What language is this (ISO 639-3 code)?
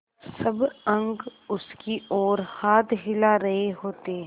hin